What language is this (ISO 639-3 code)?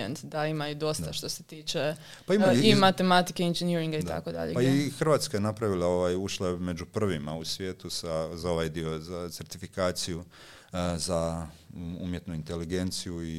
hrv